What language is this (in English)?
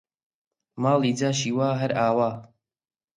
Central Kurdish